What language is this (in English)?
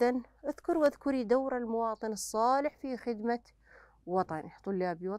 Arabic